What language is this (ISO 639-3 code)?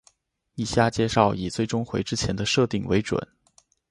zho